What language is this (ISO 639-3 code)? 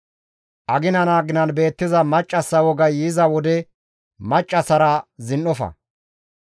gmv